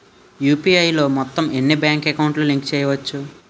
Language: Telugu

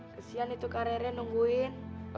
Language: Indonesian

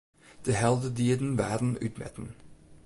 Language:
Western Frisian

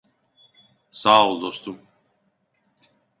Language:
Turkish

